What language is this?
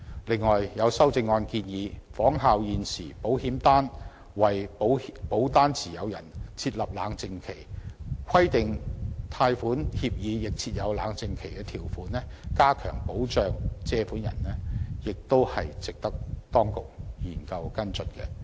Cantonese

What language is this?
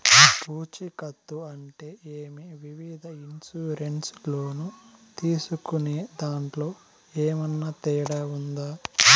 Telugu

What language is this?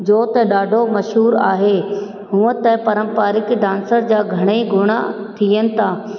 Sindhi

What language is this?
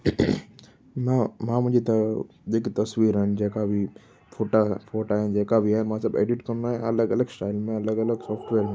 Sindhi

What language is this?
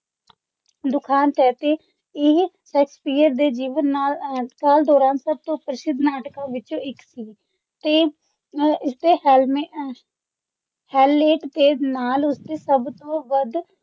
Punjabi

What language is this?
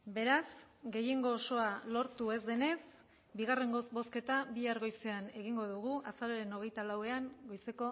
Basque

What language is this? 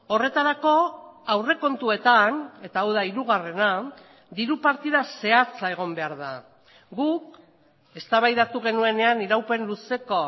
Basque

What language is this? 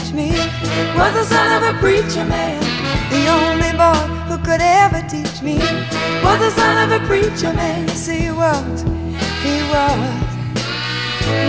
Hungarian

